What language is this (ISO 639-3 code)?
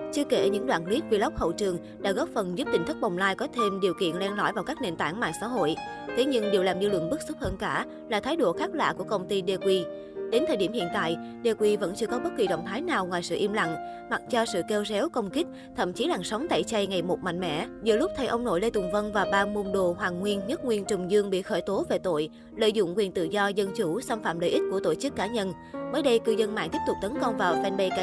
vie